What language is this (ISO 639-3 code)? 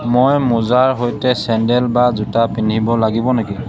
asm